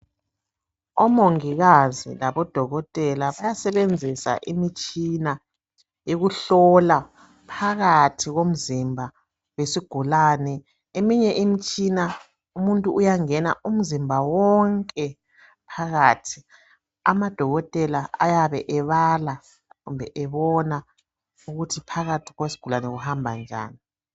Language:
North Ndebele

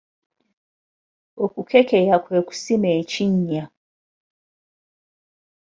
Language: Ganda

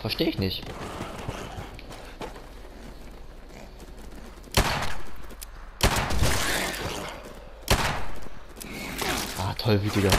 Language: German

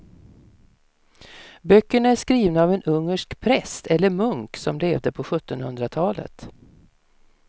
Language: Swedish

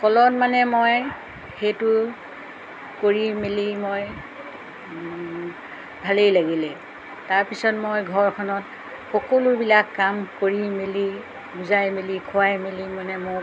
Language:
Assamese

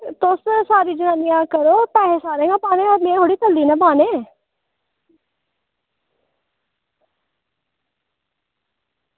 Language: Dogri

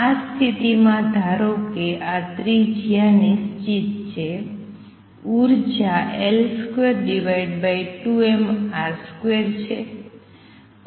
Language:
Gujarati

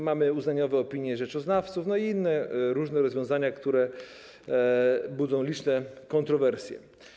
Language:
Polish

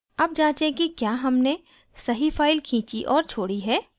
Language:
Hindi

